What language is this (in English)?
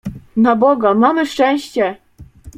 Polish